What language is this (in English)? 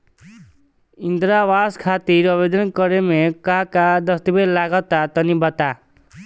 Bhojpuri